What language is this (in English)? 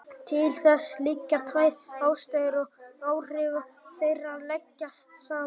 Icelandic